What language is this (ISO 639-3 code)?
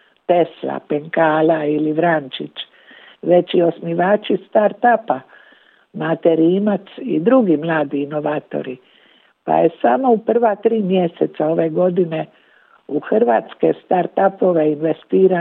hrv